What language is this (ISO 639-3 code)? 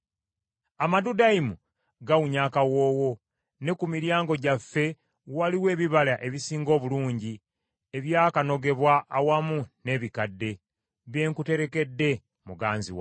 lug